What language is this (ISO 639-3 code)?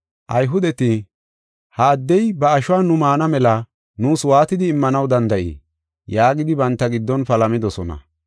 gof